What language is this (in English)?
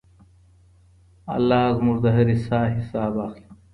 Pashto